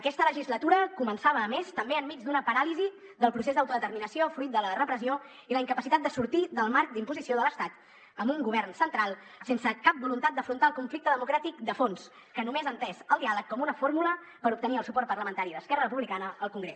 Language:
Catalan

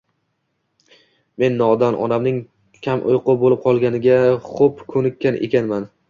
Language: Uzbek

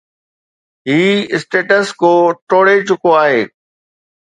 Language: Sindhi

